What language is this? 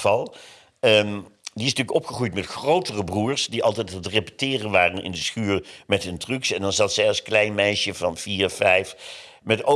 Dutch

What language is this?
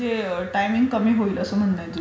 Marathi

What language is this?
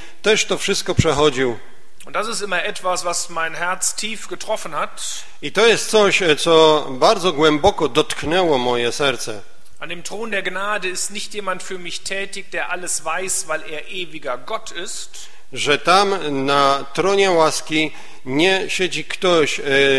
Polish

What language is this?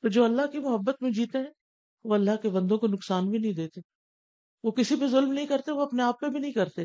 Urdu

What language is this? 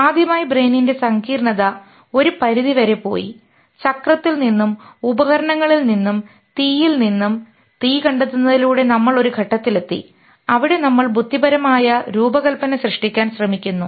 Malayalam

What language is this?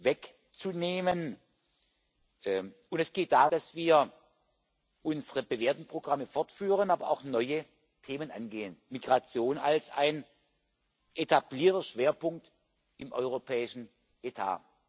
German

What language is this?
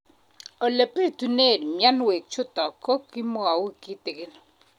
Kalenjin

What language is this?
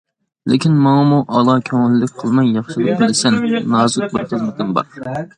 Uyghur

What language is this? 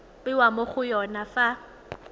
Tswana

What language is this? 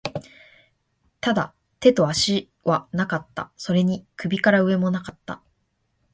Japanese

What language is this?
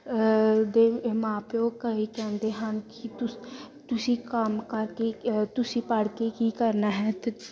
Punjabi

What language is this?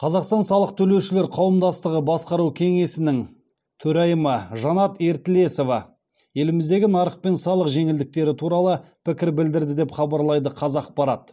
Kazakh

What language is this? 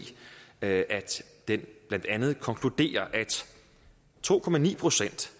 Danish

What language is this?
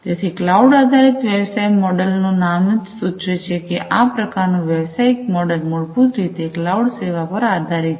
Gujarati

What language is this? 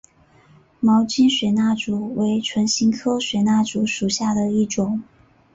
Chinese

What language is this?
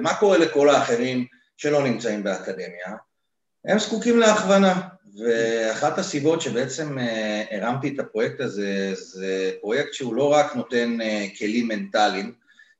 Hebrew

